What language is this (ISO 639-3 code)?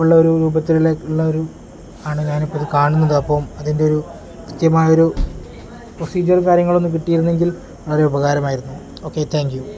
mal